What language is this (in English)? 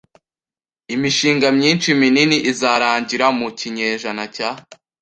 Kinyarwanda